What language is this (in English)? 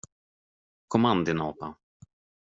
Swedish